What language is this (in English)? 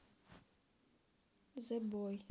Russian